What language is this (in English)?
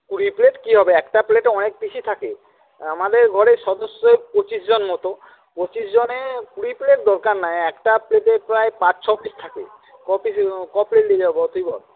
Bangla